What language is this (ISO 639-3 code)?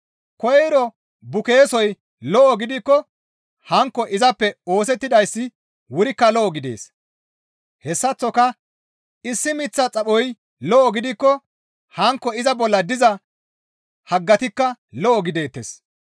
gmv